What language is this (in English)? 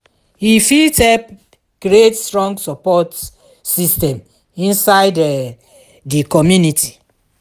Nigerian Pidgin